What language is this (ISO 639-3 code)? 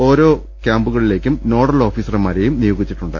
mal